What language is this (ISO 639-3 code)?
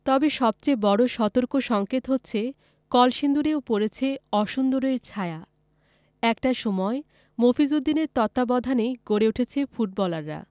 ben